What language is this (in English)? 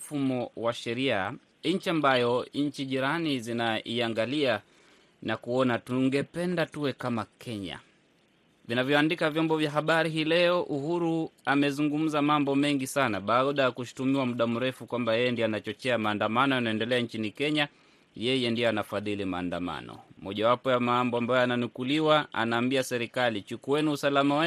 Swahili